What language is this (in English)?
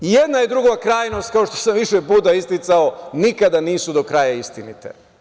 Serbian